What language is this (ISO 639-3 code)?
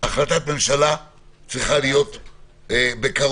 heb